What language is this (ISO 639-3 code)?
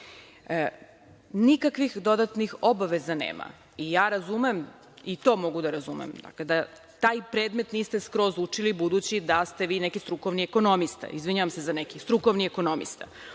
srp